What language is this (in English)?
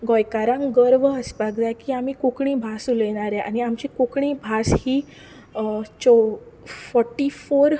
Konkani